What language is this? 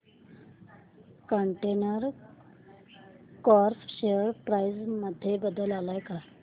Marathi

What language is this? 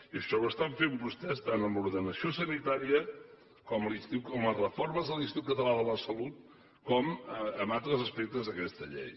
Catalan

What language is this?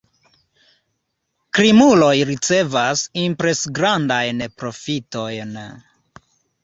Esperanto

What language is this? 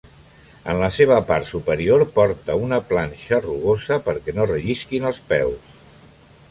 Catalan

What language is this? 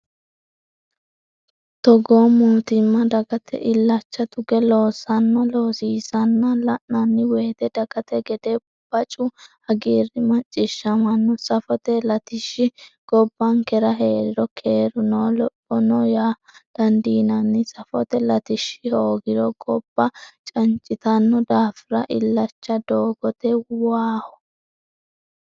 Sidamo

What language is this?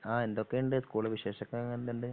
Malayalam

